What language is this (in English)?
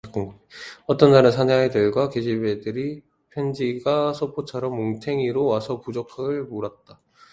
Korean